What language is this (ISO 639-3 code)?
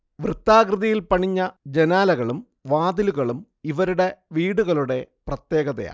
mal